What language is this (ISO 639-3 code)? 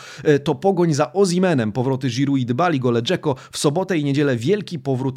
pol